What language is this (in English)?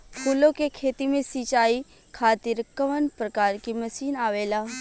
Bhojpuri